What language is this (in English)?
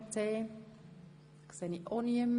Swiss German